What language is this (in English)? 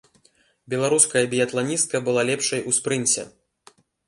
Belarusian